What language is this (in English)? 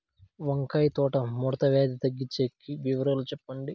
Telugu